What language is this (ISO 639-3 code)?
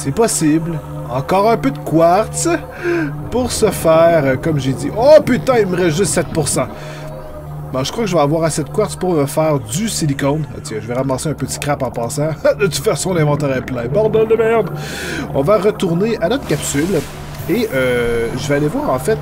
fra